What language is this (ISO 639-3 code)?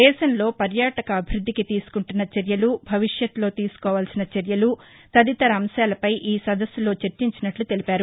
tel